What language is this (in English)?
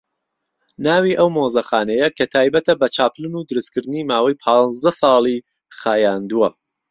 Central Kurdish